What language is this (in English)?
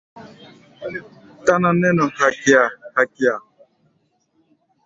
Gbaya